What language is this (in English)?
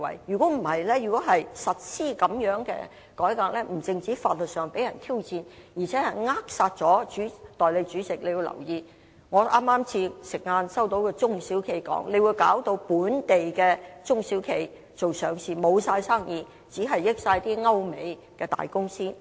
Cantonese